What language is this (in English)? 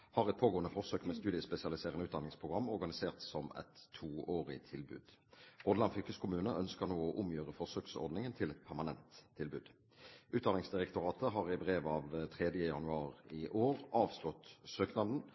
Norwegian Bokmål